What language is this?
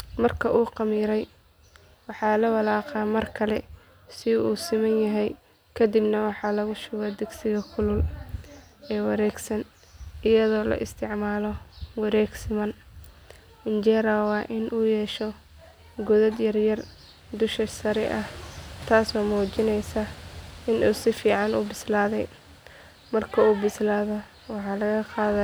Somali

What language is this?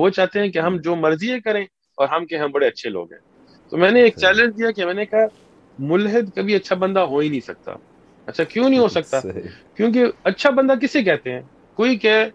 Urdu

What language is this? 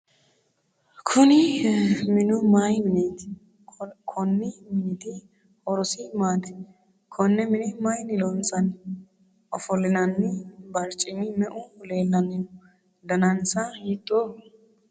Sidamo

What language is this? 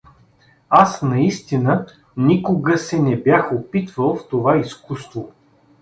Bulgarian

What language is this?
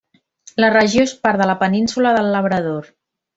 Catalan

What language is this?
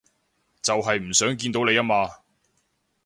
Cantonese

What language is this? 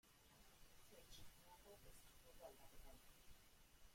Basque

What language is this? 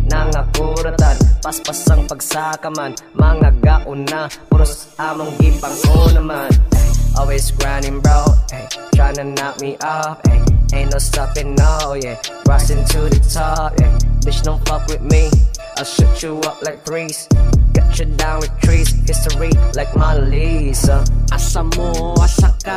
French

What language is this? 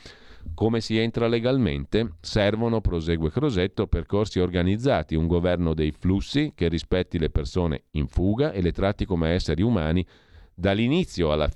Italian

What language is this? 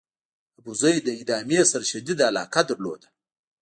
Pashto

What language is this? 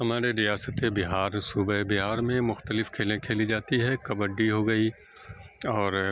Urdu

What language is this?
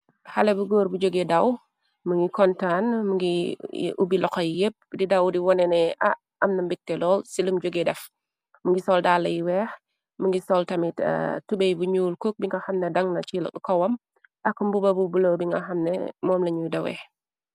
Wolof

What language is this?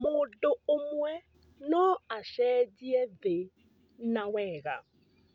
Kikuyu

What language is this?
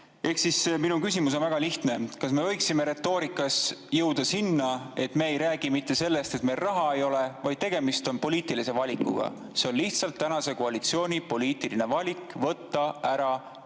Estonian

